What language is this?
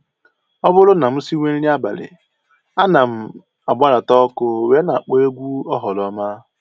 Igbo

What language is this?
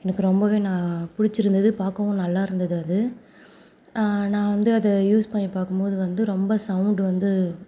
Tamil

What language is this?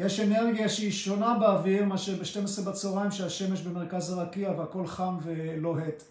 Hebrew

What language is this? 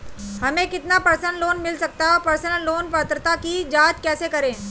Hindi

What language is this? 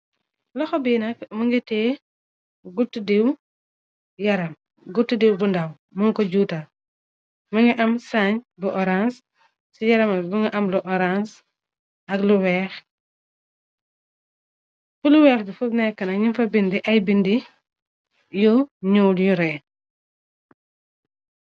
Wolof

